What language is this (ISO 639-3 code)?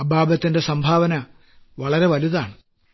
mal